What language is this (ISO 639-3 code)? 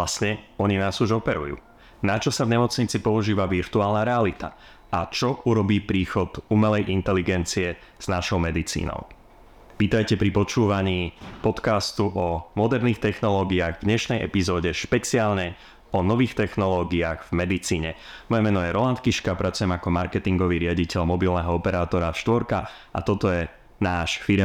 slk